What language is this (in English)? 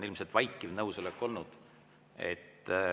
Estonian